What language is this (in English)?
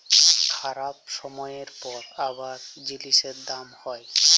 Bangla